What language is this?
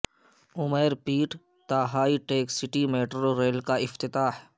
Urdu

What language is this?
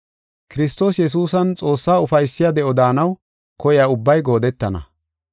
Gofa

